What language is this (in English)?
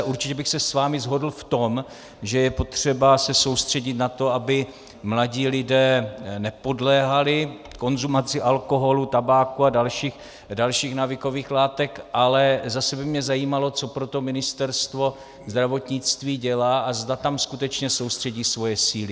Czech